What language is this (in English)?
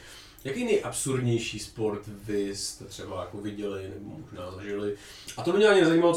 Czech